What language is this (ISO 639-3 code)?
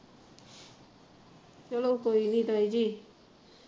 pan